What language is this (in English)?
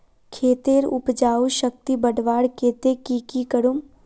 Magahi